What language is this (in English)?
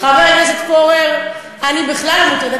Hebrew